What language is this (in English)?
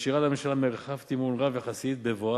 Hebrew